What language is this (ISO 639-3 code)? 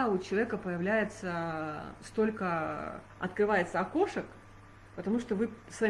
rus